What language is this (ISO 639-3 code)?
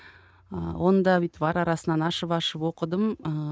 kaz